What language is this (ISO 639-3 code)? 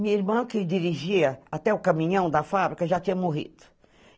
por